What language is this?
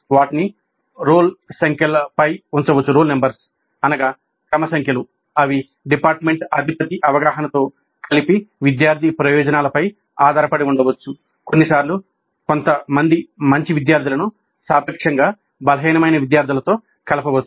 Telugu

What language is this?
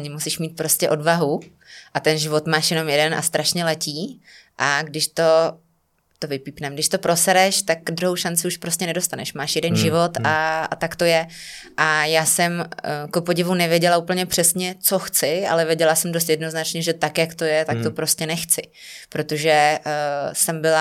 Czech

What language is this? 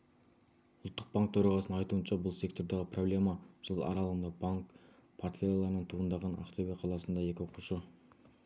Kazakh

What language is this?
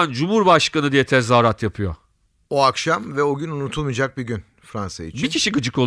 Turkish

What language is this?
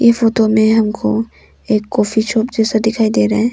Hindi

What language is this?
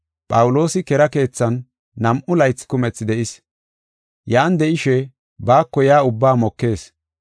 Gofa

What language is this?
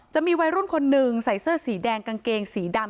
Thai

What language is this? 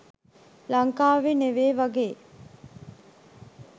Sinhala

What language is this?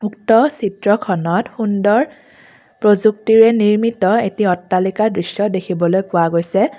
Assamese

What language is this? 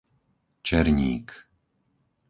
Slovak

